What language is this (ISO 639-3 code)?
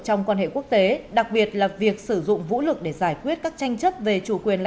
vie